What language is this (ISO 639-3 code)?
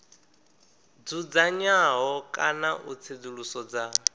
ven